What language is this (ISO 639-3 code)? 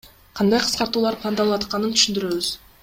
kir